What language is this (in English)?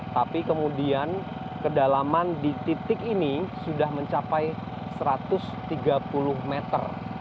Indonesian